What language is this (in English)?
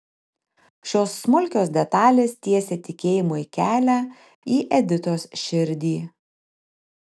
Lithuanian